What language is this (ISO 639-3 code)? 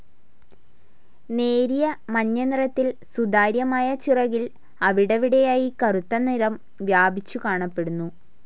mal